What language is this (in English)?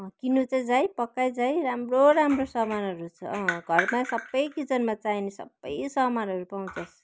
Nepali